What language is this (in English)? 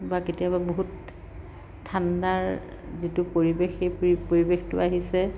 Assamese